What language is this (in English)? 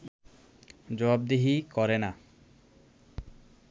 Bangla